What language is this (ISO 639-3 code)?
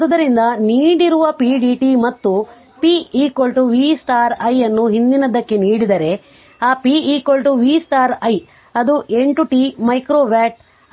kan